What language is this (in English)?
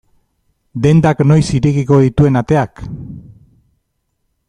Basque